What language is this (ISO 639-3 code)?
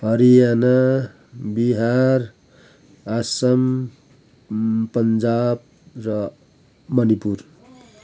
nep